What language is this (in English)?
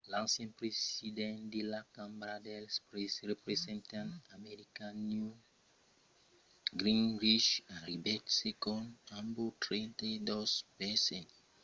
Occitan